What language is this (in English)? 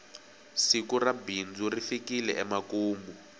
Tsonga